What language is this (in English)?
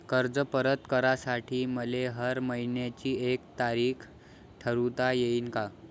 Marathi